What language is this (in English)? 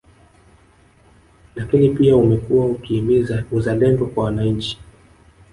Swahili